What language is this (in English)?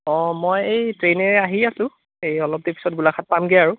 Assamese